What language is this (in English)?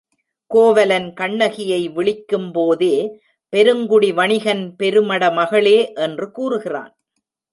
Tamil